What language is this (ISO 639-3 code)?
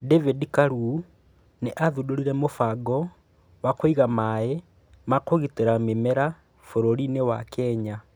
kik